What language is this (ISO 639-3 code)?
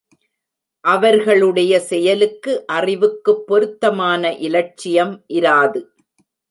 tam